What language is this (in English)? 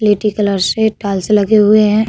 Hindi